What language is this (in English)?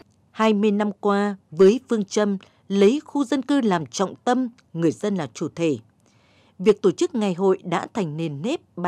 Vietnamese